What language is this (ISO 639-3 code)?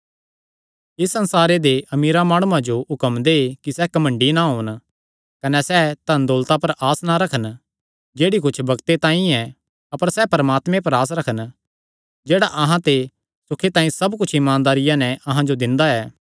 xnr